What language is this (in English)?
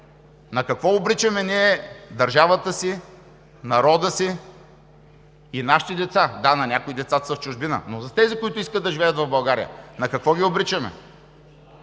Bulgarian